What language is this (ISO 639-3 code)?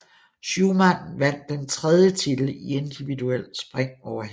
dan